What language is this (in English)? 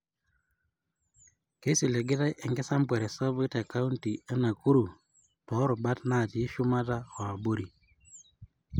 Masai